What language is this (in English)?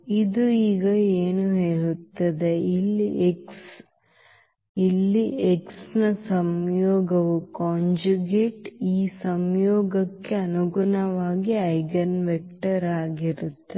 Kannada